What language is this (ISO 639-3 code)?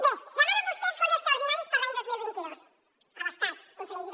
cat